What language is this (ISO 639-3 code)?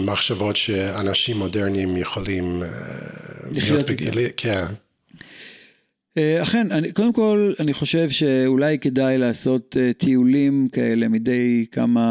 heb